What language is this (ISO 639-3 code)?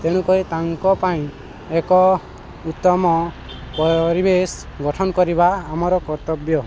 ori